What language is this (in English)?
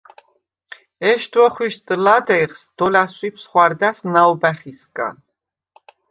Svan